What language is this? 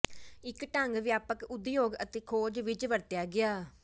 Punjabi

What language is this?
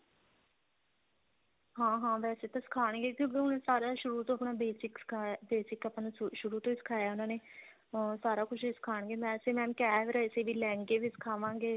Punjabi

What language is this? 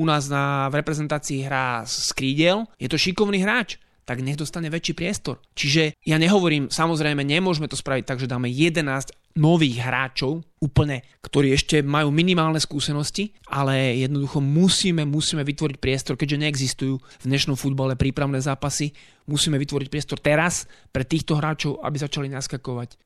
Slovak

